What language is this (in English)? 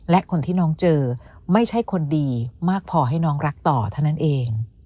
Thai